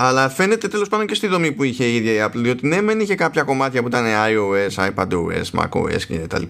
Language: Greek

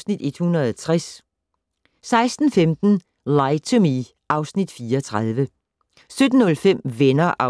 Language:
Danish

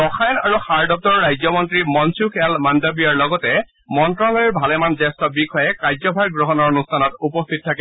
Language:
Assamese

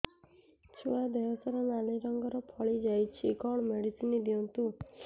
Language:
Odia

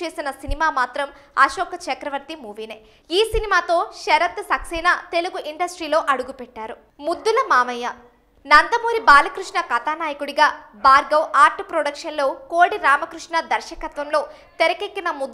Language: Hindi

